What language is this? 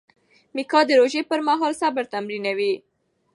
Pashto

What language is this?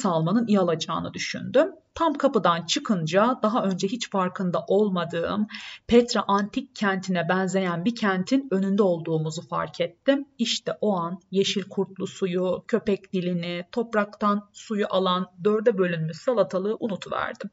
Turkish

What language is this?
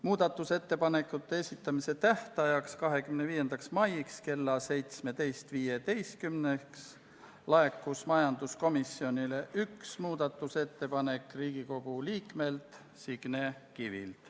Estonian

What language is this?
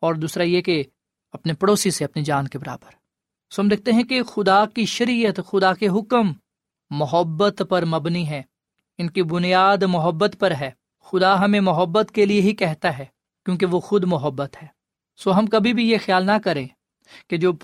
Urdu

